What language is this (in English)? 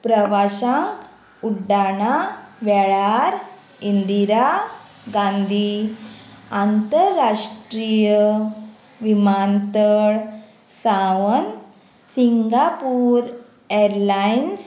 Konkani